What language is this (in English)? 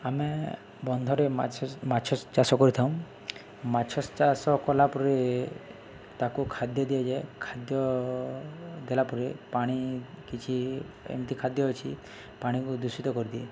Odia